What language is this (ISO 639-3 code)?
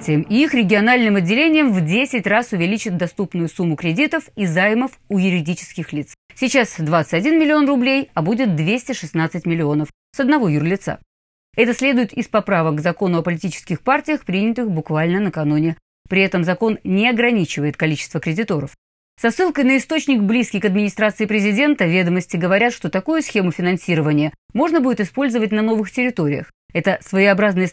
rus